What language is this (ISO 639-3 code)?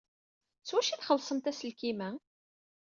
kab